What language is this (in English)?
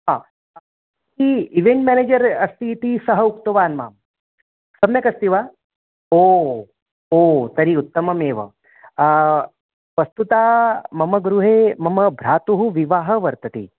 Sanskrit